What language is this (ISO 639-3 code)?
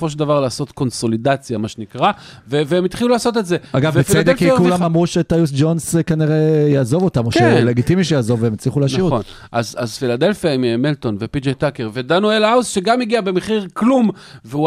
heb